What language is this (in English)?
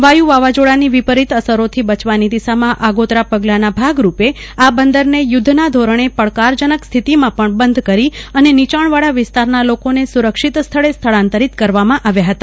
Gujarati